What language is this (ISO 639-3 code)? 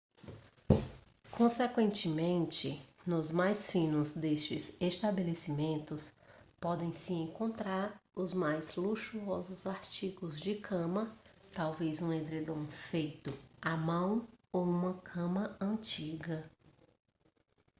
por